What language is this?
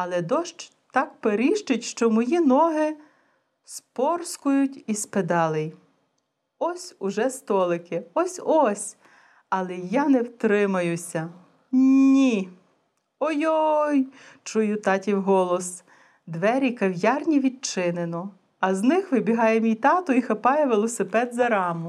Bulgarian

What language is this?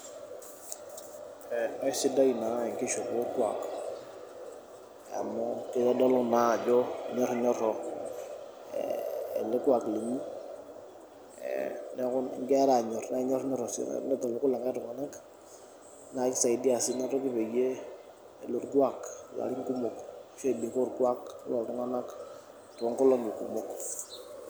Masai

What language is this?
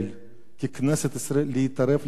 Hebrew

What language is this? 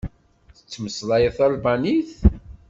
Kabyle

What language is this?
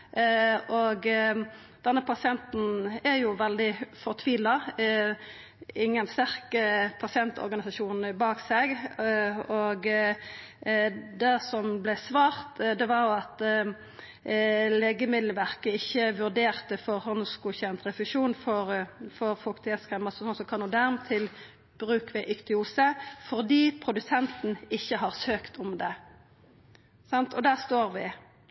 Norwegian Nynorsk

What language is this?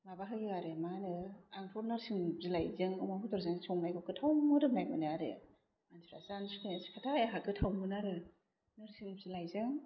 Bodo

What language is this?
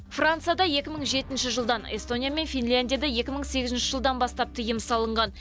Kazakh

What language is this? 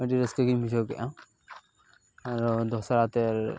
Santali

